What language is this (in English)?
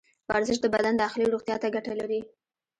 Pashto